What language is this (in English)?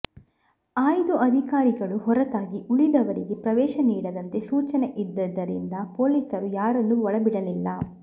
Kannada